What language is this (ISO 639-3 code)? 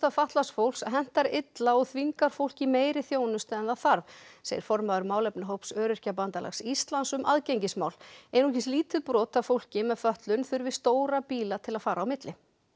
isl